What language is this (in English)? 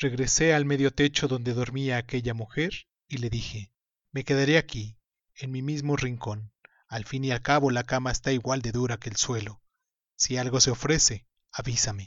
Spanish